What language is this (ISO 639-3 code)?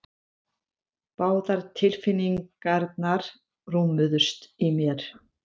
isl